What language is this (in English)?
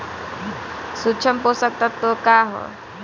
Bhojpuri